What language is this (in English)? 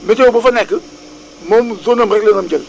Wolof